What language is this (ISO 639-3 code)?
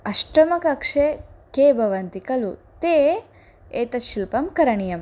san